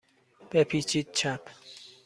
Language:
Persian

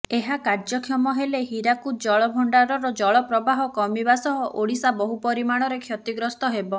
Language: Odia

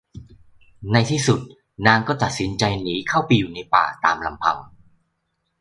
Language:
Thai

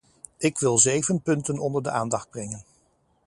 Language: Dutch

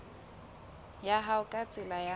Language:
Southern Sotho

